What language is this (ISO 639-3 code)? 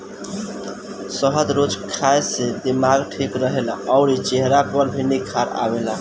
bho